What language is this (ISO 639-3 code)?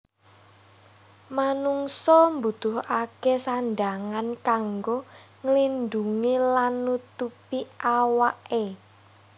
jav